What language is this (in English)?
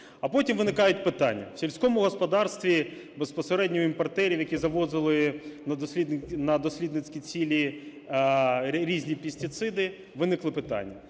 Ukrainian